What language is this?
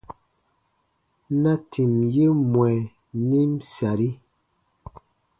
Baatonum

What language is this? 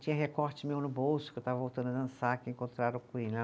Portuguese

